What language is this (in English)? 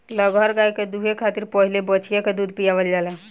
Bhojpuri